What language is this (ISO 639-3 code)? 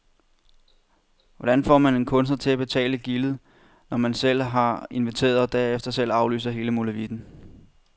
dan